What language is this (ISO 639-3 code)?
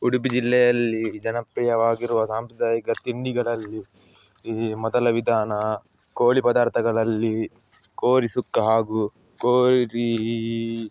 kan